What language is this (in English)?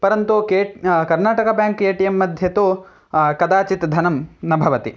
Sanskrit